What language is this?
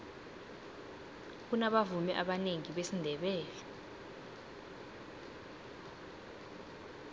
South Ndebele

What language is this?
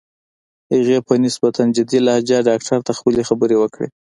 Pashto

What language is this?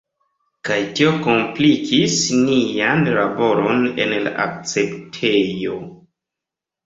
Esperanto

